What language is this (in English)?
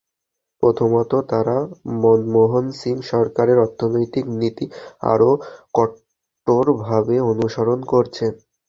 Bangla